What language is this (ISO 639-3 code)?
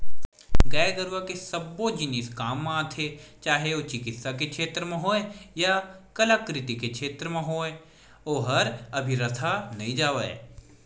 hne